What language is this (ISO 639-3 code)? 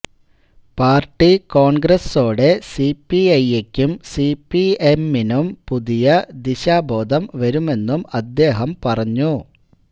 mal